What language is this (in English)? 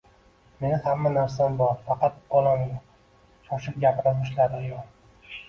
Uzbek